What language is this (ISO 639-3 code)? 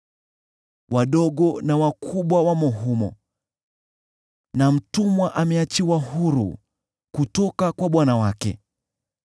swa